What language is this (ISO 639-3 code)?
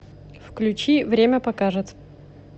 rus